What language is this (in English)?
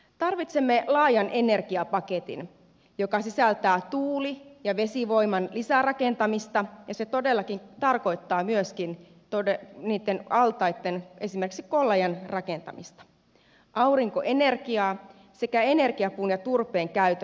Finnish